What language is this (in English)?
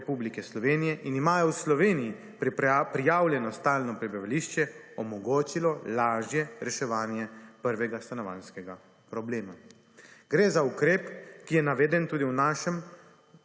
Slovenian